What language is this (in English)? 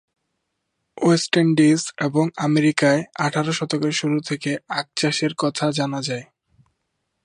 Bangla